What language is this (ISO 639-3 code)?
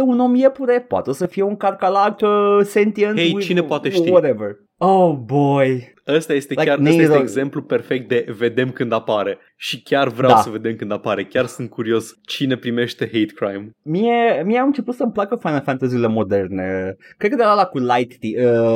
ron